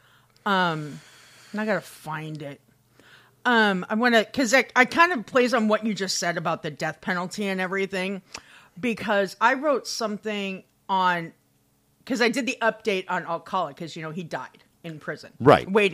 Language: English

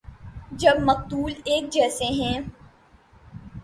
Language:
Urdu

